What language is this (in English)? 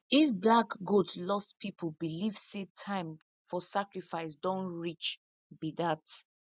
Nigerian Pidgin